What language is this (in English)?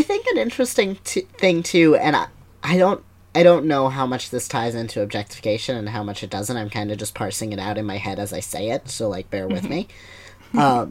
English